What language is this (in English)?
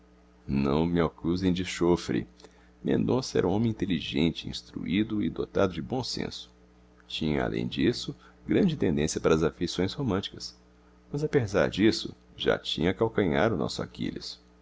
Portuguese